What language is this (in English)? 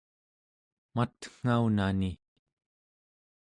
Central Yupik